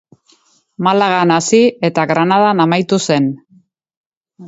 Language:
Basque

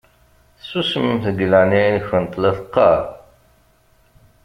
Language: Kabyle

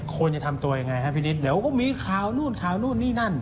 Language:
Thai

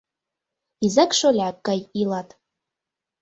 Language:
Mari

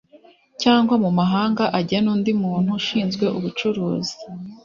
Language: Kinyarwanda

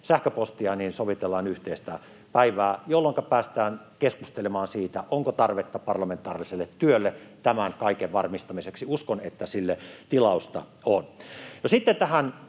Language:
Finnish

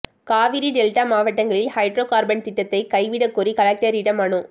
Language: Tamil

